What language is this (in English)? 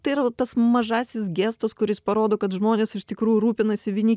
Lithuanian